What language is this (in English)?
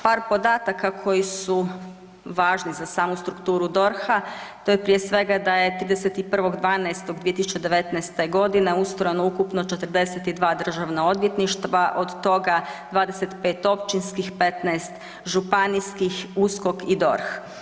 Croatian